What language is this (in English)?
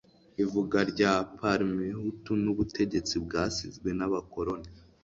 Kinyarwanda